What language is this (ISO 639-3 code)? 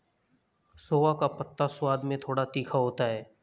hin